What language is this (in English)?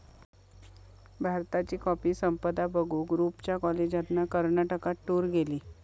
Marathi